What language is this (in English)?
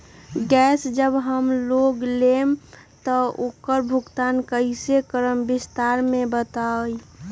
Magahi